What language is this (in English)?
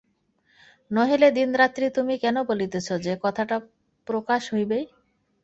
Bangla